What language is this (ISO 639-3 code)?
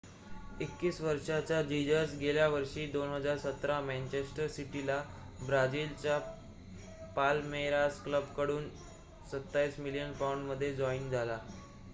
mar